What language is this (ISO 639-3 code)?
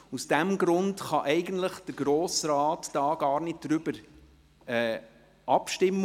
gsw